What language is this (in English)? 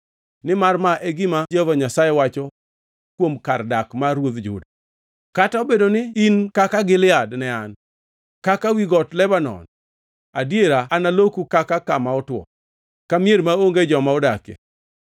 Luo (Kenya and Tanzania)